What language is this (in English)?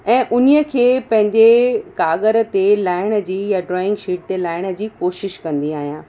Sindhi